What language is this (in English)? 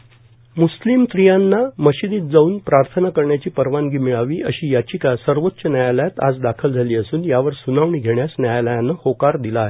Marathi